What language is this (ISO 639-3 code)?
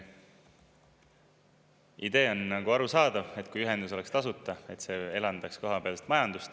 est